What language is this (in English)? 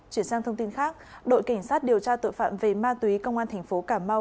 Vietnamese